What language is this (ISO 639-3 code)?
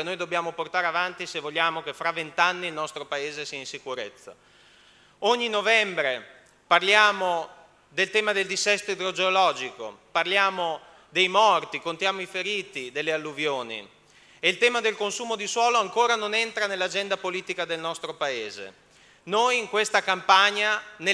ita